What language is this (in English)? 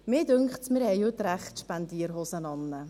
Swiss German